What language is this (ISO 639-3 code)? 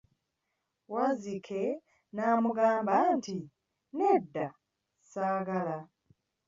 lug